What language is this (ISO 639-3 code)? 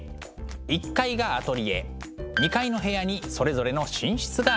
jpn